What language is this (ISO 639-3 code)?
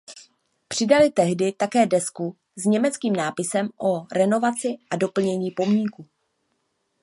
ces